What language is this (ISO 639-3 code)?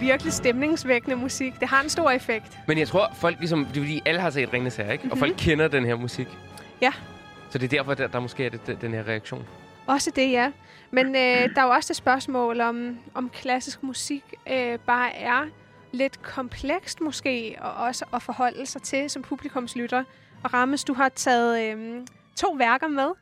dan